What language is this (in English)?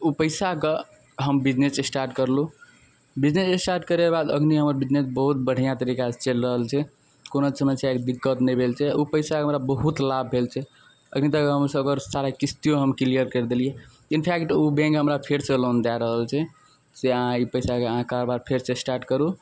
Maithili